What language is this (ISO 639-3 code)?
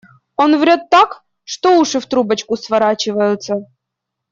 rus